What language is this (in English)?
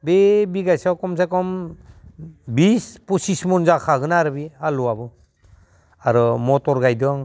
Bodo